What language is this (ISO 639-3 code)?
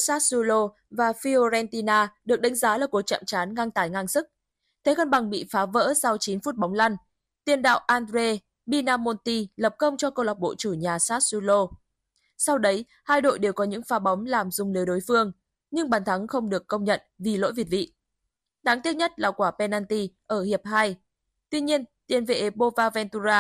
vie